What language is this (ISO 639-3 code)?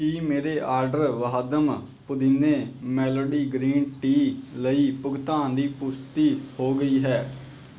pan